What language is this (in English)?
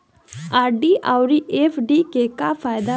Bhojpuri